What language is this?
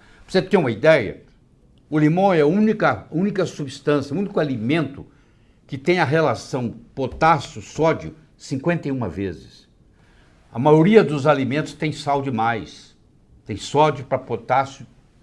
Portuguese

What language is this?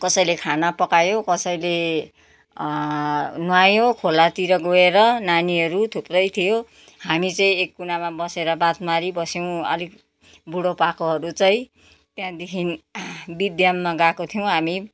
Nepali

